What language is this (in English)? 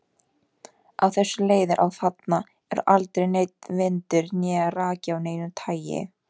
Icelandic